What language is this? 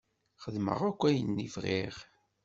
Kabyle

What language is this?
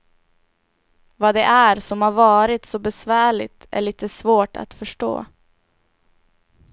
Swedish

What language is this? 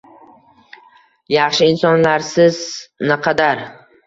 Uzbek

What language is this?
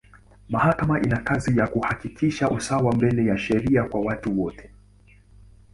Swahili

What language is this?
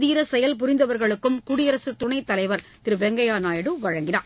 Tamil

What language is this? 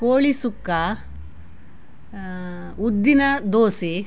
Kannada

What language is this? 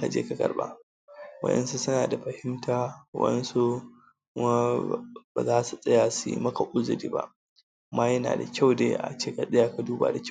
Hausa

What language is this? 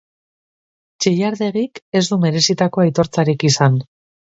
Basque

